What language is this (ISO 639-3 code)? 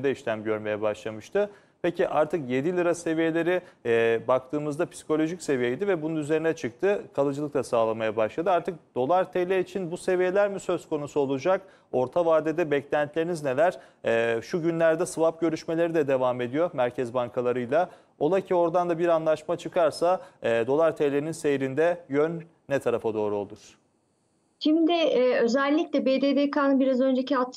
tur